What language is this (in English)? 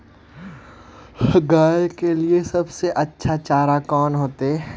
Magahi